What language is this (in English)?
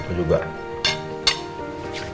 Indonesian